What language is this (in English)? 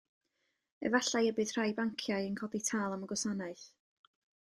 Welsh